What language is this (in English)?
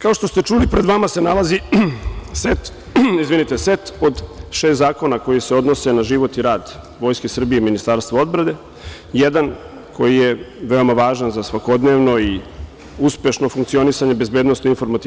Serbian